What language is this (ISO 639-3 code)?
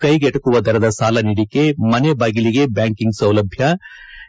kan